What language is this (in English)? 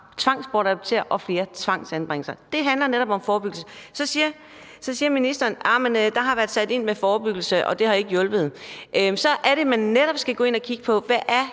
Danish